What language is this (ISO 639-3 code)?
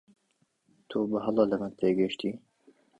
ckb